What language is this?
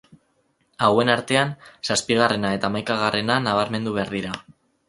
Basque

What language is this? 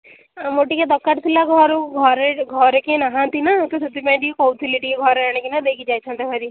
Odia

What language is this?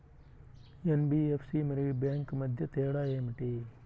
Telugu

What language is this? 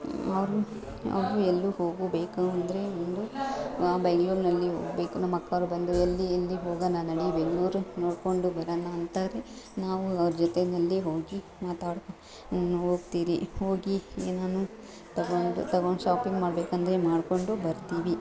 Kannada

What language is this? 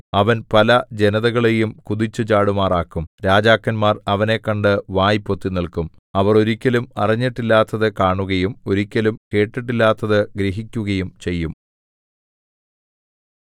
Malayalam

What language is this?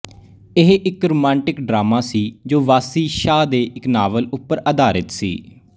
Punjabi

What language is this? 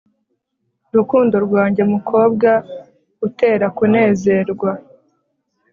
Kinyarwanda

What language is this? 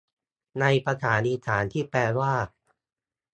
Thai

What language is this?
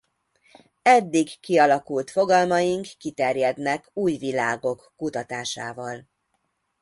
Hungarian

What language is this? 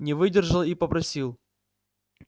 Russian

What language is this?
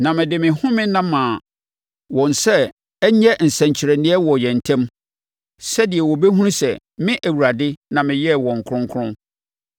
Akan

